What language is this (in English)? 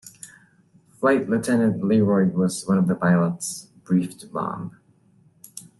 English